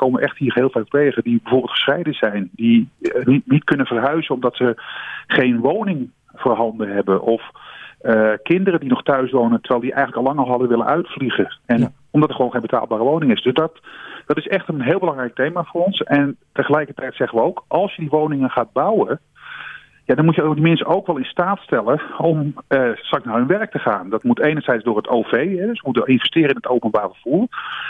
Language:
Dutch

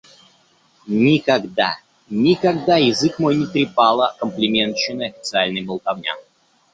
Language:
Russian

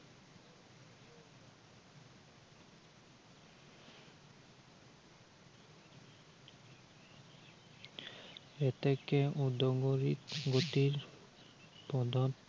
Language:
Assamese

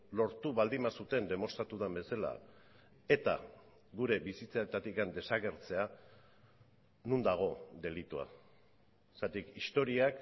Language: Basque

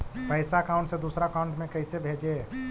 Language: Magahi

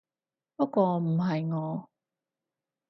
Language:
Cantonese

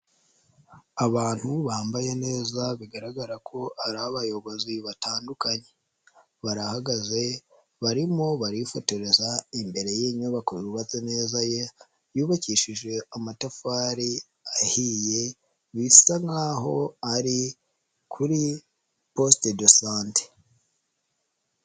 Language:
Kinyarwanda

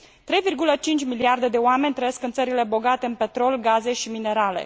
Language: Romanian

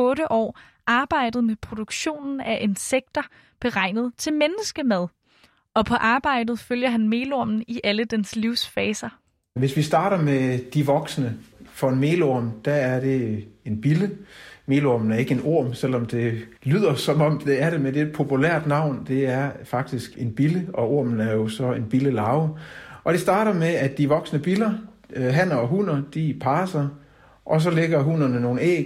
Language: Danish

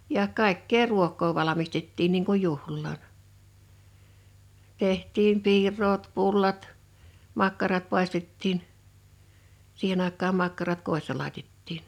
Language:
Finnish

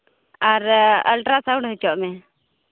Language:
Santali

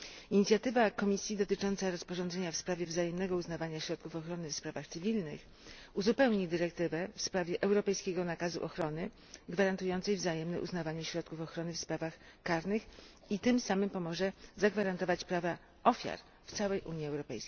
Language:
Polish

